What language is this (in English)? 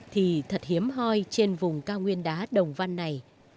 Vietnamese